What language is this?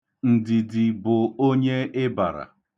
Igbo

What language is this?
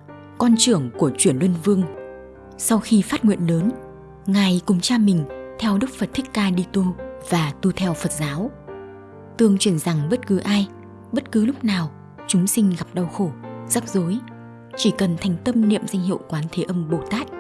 Vietnamese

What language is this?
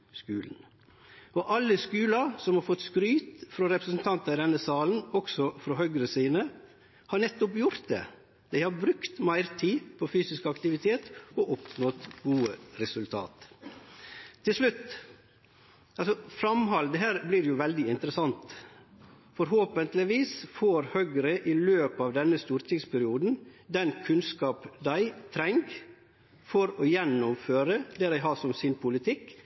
Norwegian Nynorsk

